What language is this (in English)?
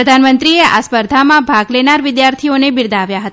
Gujarati